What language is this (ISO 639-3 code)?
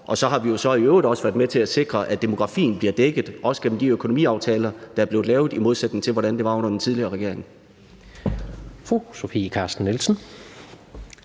dan